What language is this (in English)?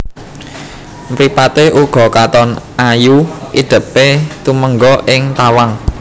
Javanese